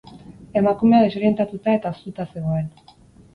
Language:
Basque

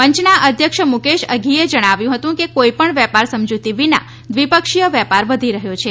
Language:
Gujarati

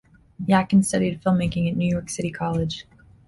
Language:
English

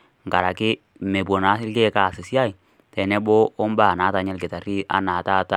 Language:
Masai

